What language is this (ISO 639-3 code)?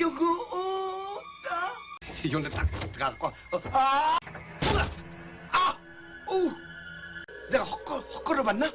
kor